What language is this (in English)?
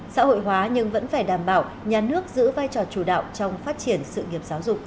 Vietnamese